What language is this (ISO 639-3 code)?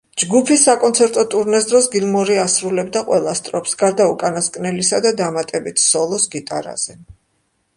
kat